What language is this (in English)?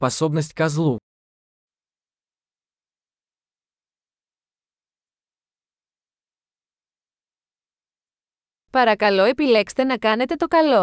Greek